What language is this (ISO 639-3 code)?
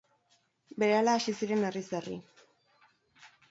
eus